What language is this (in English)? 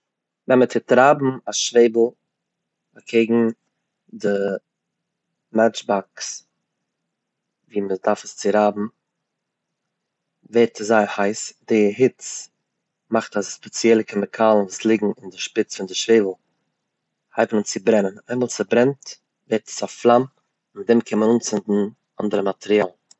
Yiddish